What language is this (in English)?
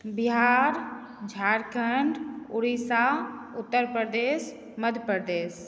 Maithili